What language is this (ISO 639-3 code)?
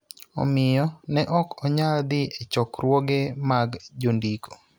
luo